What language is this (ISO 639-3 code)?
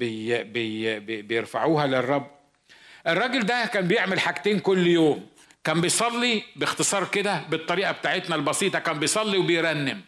ara